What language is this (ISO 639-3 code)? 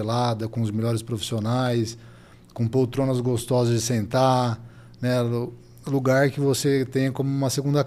por